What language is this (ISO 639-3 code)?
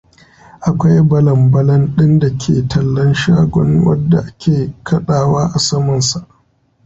hau